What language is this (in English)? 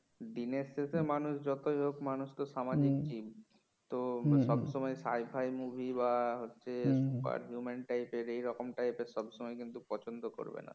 Bangla